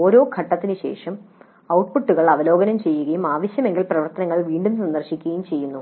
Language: Malayalam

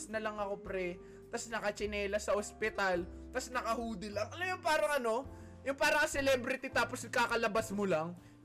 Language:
Filipino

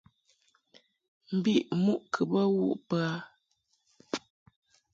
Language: Mungaka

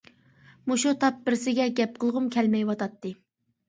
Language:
Uyghur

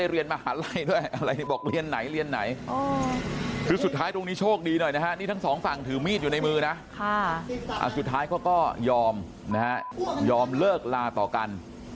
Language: Thai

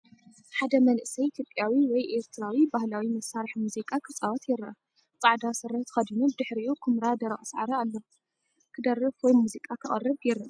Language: Tigrinya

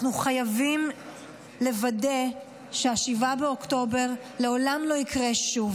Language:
Hebrew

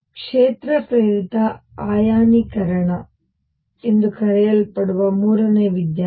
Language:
Kannada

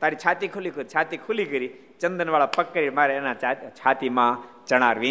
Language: Gujarati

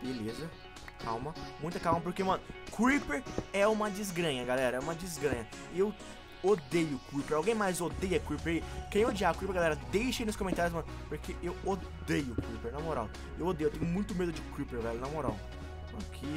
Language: Portuguese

